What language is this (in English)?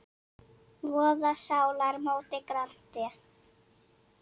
Icelandic